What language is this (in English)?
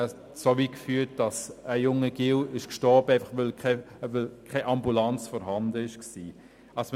Swiss German